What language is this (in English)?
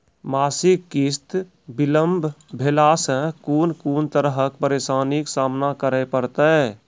Maithili